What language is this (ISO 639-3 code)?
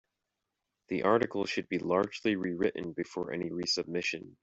eng